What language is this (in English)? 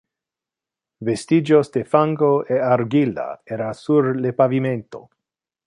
Interlingua